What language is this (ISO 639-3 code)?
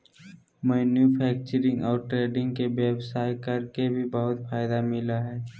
mag